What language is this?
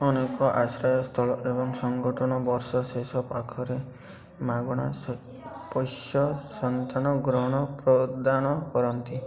Odia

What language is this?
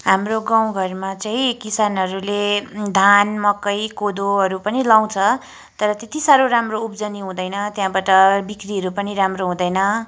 Nepali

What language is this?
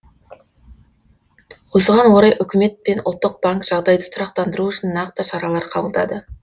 Kazakh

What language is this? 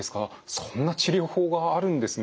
Japanese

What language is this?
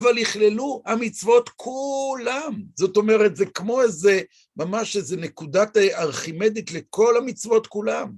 Hebrew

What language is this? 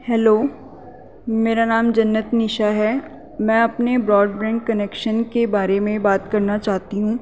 Urdu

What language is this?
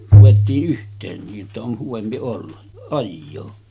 Finnish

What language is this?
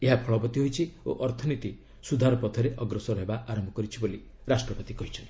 Odia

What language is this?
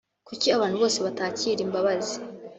Kinyarwanda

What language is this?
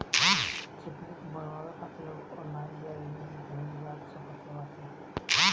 Bhojpuri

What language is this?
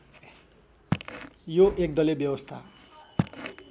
Nepali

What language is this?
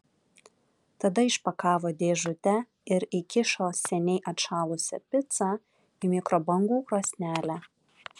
Lithuanian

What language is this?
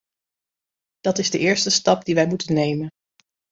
Dutch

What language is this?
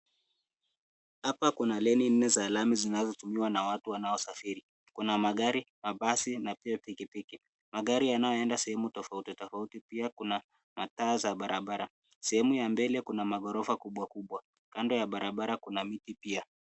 Swahili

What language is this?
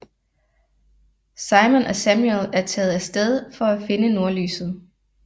Danish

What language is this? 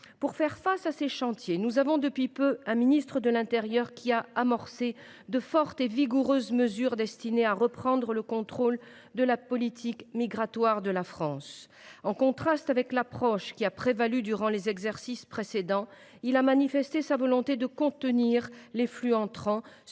French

